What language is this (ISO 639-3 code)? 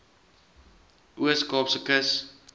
afr